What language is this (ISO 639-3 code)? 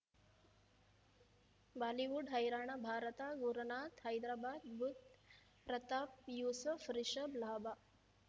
kan